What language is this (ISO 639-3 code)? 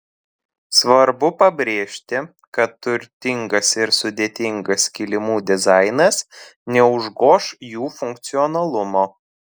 lit